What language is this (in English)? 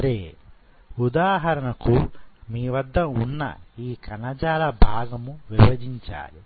Telugu